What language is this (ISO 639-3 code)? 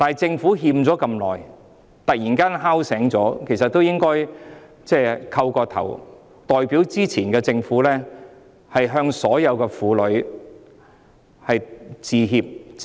yue